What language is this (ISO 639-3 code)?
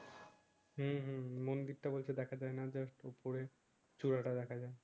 ben